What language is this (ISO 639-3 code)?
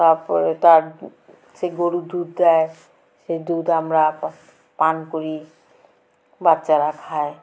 ben